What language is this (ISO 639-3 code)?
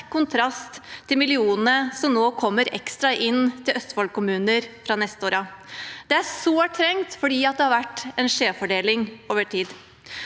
nor